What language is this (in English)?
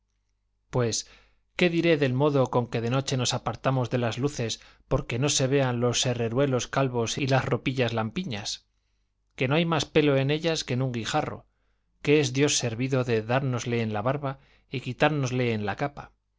Spanish